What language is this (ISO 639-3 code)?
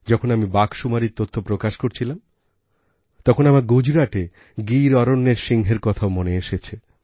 ben